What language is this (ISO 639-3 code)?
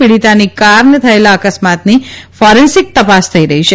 guj